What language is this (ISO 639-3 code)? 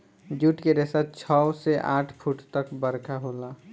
bho